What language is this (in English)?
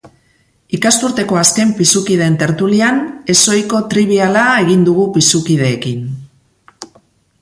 Basque